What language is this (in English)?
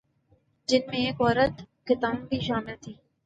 Urdu